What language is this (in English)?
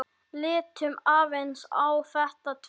Icelandic